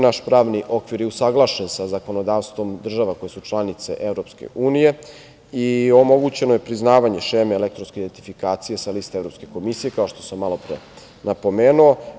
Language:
Serbian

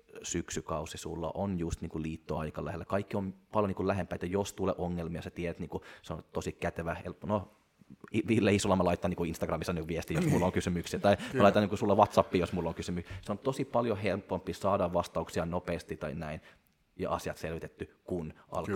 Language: Finnish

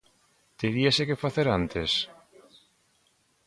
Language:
Galician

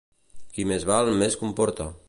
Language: Catalan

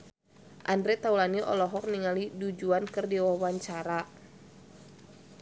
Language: Sundanese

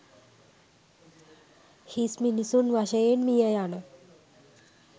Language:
Sinhala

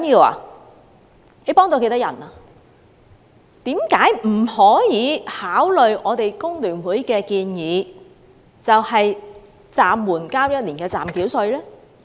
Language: Cantonese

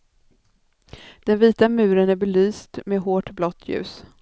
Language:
Swedish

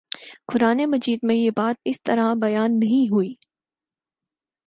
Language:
Urdu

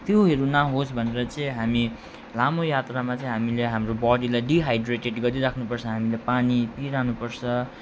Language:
Nepali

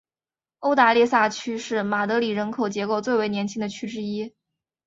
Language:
Chinese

